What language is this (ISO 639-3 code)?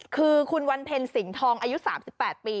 tha